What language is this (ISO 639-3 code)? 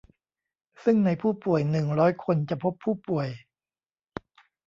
tha